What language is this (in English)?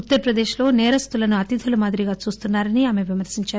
Telugu